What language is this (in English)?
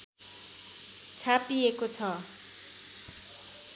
Nepali